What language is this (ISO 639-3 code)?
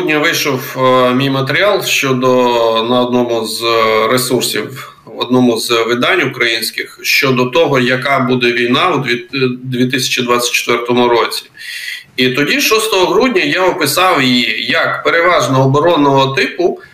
ukr